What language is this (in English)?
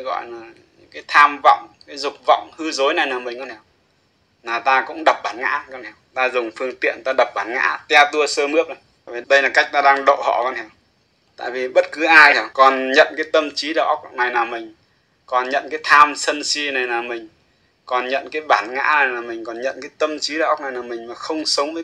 Vietnamese